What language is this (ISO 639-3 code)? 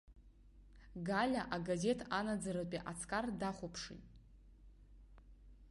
abk